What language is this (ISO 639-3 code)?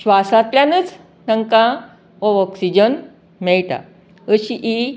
kok